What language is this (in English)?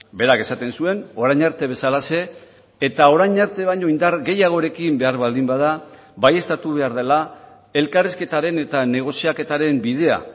Basque